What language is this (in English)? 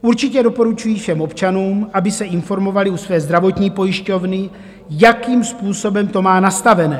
Czech